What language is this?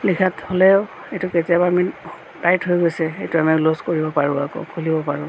Assamese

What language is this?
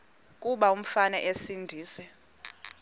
Xhosa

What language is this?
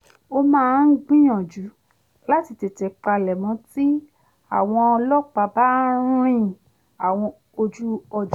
Yoruba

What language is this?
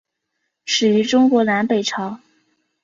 Chinese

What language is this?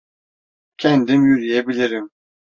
Turkish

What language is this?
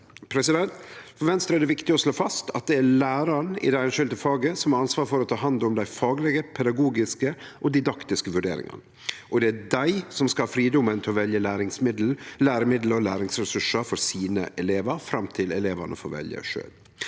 Norwegian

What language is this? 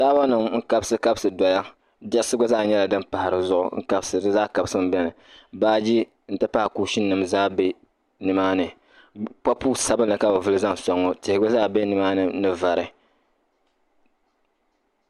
Dagbani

